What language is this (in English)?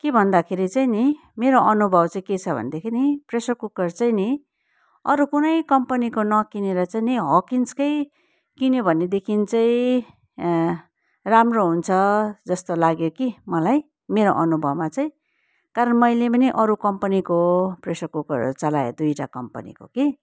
Nepali